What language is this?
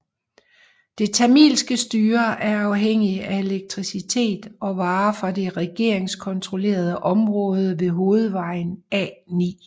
Danish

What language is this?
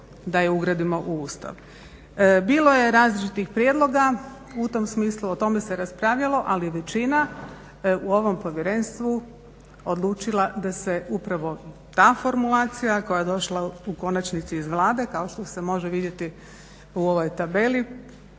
Croatian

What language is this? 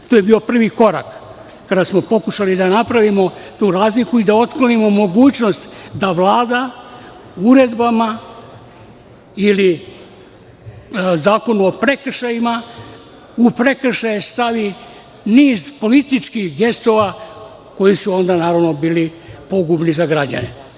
Serbian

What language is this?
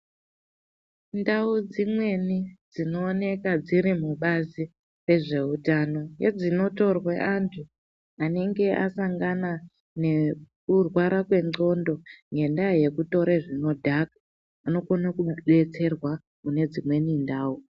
Ndau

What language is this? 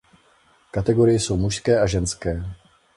Czech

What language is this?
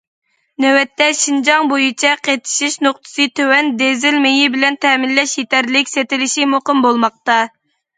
Uyghur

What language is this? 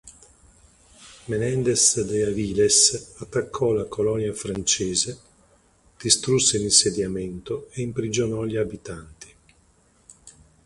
Italian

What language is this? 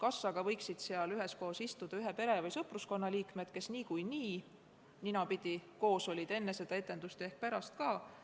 Estonian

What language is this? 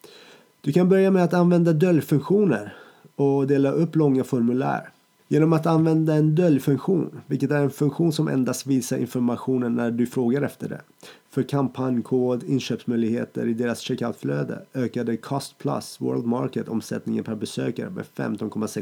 Swedish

